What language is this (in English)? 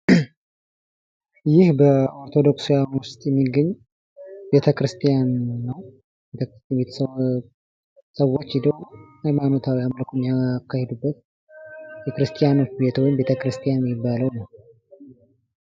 Amharic